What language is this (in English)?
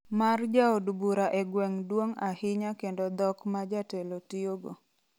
Luo (Kenya and Tanzania)